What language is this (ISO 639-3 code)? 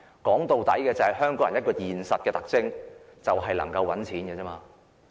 yue